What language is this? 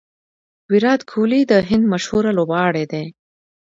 Pashto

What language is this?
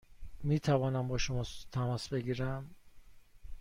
Persian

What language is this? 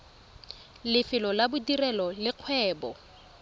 Tswana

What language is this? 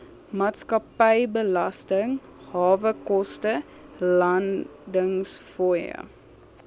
Afrikaans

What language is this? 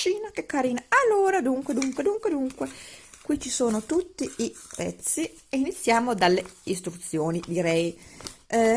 Italian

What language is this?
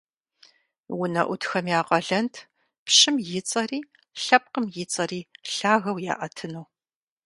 Kabardian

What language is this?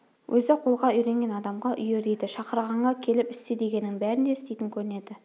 Kazakh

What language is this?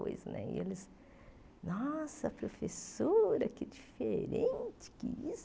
Portuguese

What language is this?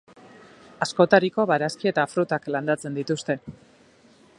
Basque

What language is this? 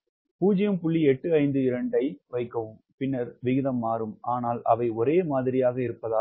Tamil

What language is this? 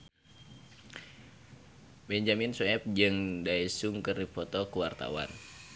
Sundanese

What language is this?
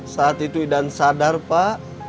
Indonesian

